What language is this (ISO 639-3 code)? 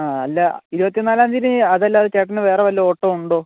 mal